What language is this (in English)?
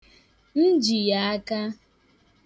Igbo